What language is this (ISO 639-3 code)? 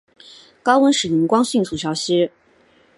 zho